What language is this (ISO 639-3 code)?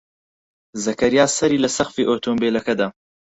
ckb